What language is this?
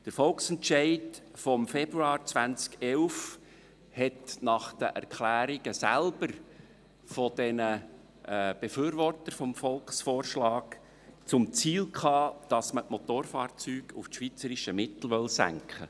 Swiss German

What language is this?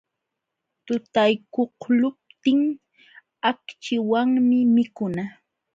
Jauja Wanca Quechua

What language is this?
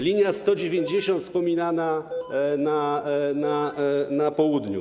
Polish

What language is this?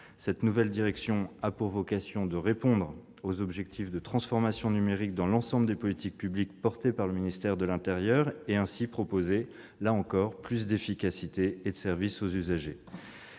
French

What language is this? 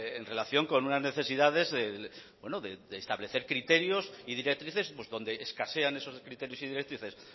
Spanish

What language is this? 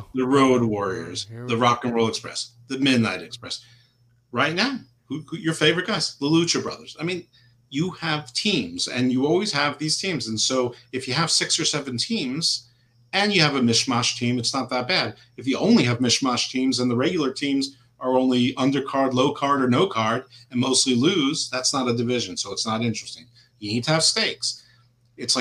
English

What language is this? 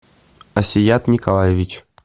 Russian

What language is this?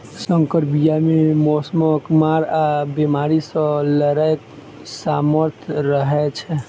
Maithili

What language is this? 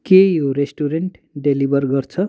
Nepali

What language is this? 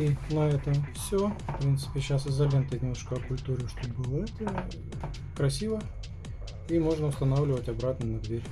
Russian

